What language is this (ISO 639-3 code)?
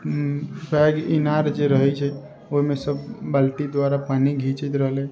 mai